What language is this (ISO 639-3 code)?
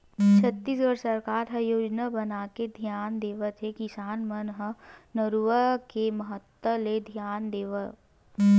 hne